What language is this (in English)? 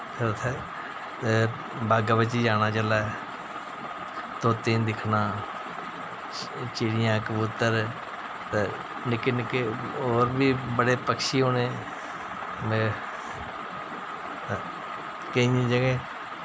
Dogri